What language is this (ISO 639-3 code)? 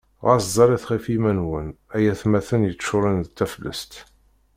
kab